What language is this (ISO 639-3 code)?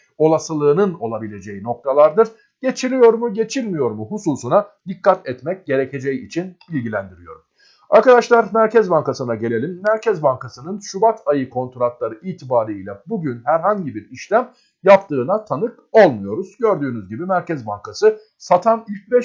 tur